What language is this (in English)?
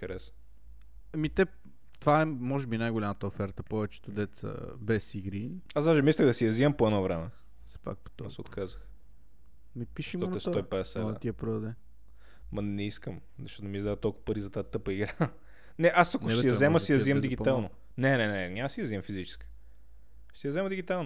Bulgarian